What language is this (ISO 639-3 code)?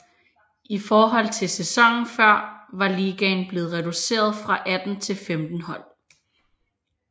dan